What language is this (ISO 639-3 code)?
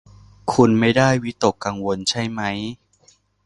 tha